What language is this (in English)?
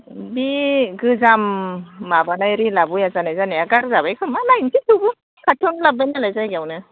Bodo